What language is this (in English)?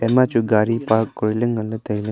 Wancho Naga